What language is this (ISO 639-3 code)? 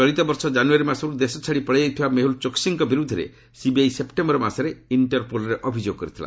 ori